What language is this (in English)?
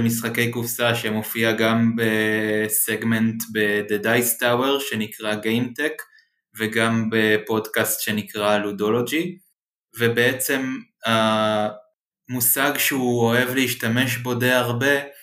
Hebrew